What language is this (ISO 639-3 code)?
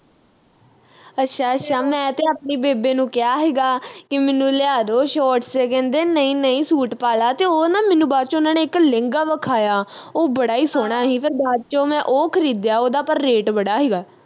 pan